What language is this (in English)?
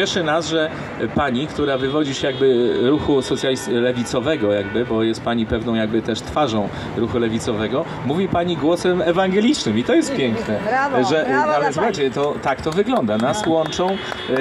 Polish